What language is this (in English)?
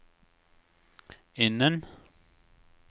Norwegian